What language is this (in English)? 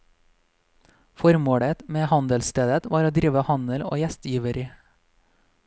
Norwegian